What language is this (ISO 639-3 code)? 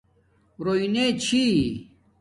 dmk